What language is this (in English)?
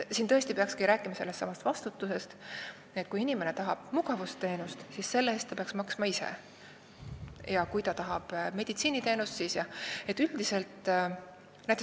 Estonian